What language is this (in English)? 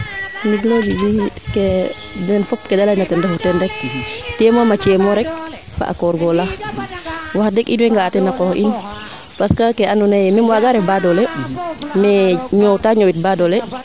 Serer